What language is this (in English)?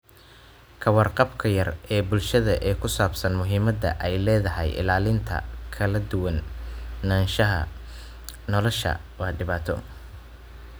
Somali